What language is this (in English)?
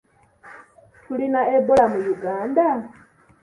Ganda